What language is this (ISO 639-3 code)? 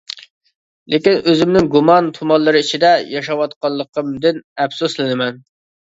uig